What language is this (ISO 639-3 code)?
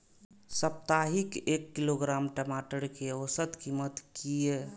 mai